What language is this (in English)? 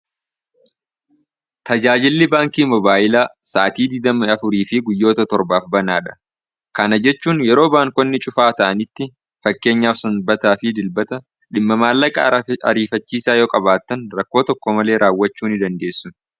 Oromo